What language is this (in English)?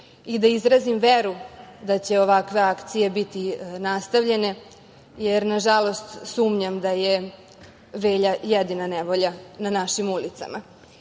Serbian